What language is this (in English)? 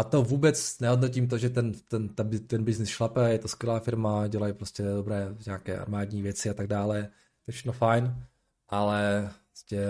Czech